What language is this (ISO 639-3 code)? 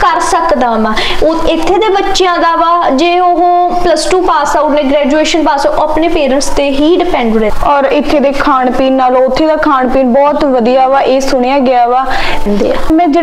hin